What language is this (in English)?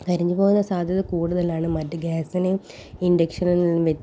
Malayalam